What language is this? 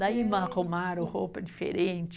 Portuguese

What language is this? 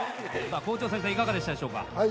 Japanese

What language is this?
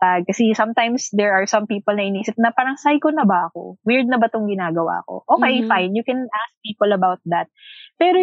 Filipino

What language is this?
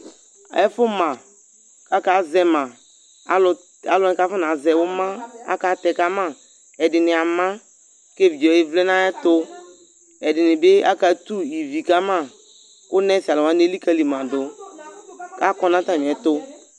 Ikposo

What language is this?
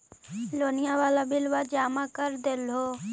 Magahi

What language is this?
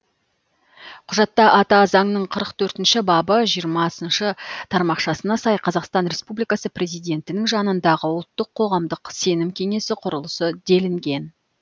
Kazakh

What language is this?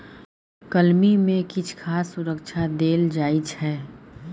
Maithili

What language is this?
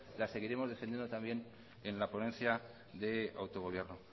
Spanish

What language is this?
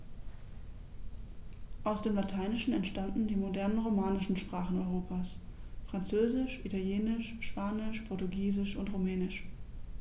German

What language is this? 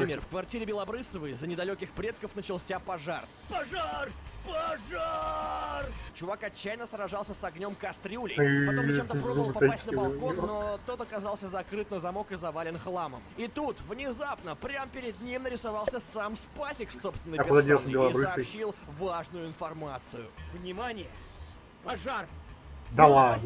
Russian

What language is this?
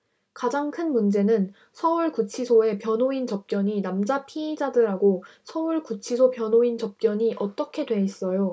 Korean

